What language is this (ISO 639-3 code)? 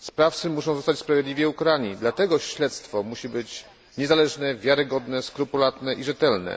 pol